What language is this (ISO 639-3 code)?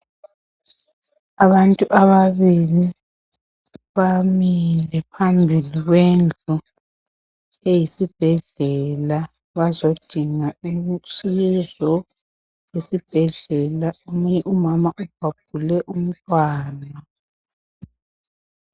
nde